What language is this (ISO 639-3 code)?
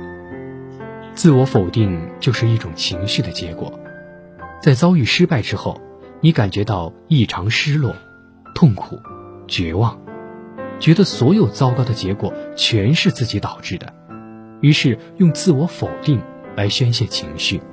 zho